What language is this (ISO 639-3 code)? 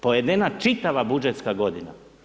hrv